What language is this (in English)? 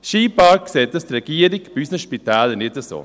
Swiss German